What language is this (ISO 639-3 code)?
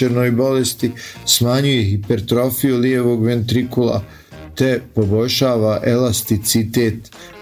hrv